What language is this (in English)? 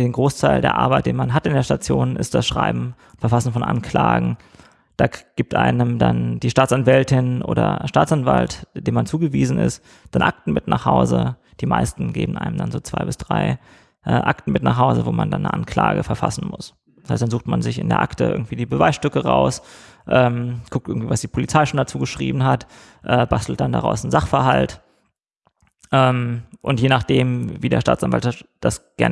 German